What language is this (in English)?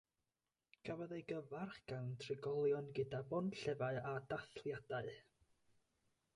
Welsh